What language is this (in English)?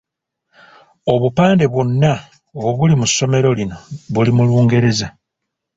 Ganda